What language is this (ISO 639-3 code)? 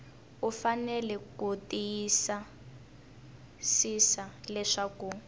tso